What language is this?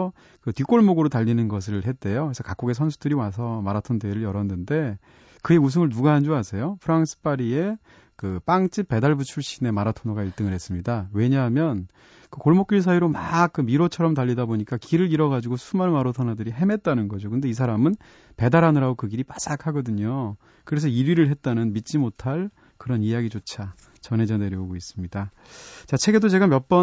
Korean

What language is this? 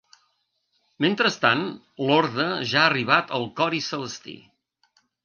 Catalan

